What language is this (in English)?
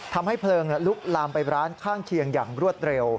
Thai